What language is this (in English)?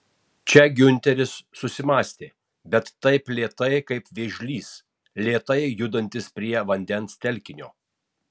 Lithuanian